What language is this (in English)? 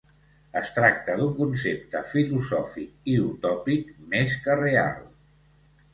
Catalan